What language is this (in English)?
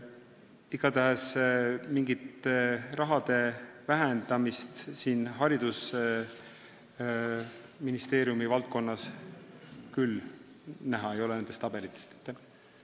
Estonian